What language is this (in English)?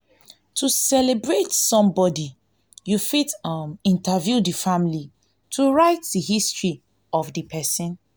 Nigerian Pidgin